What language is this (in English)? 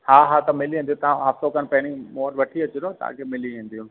Sindhi